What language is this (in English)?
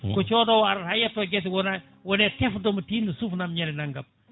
Fula